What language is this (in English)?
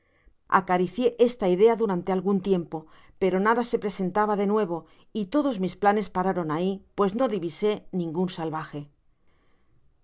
Spanish